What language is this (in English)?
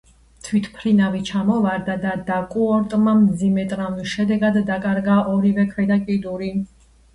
Georgian